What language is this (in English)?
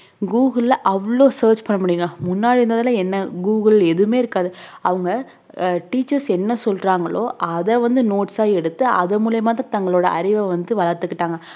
Tamil